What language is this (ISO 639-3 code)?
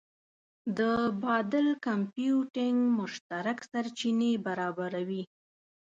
pus